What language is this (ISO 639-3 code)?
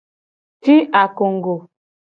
gej